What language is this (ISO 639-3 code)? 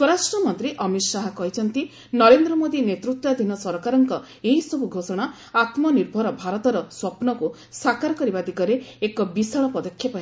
ori